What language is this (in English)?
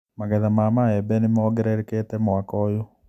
Kikuyu